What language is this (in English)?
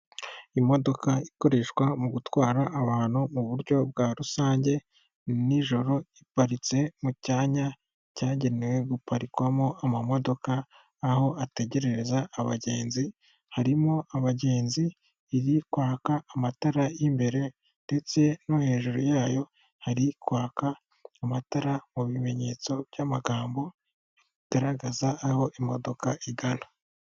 Kinyarwanda